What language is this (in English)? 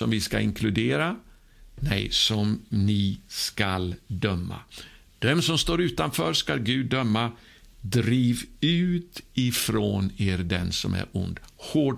Swedish